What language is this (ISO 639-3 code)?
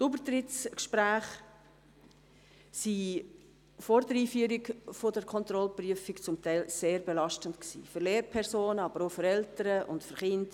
gsw